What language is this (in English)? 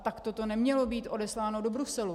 Czech